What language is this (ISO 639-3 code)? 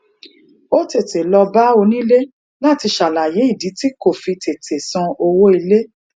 yor